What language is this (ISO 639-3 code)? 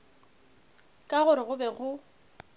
nso